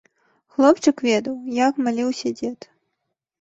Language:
Belarusian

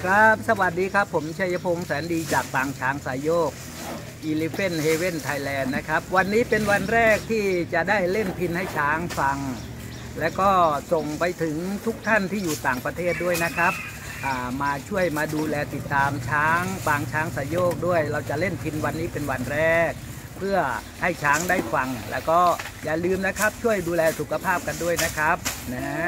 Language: Thai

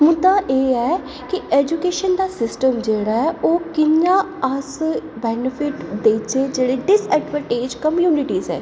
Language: Dogri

